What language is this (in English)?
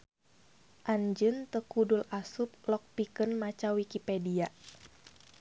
Sundanese